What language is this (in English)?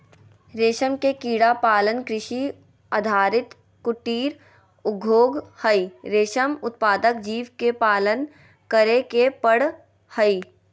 Magahi